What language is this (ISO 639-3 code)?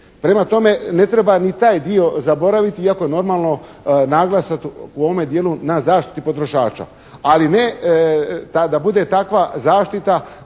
hrv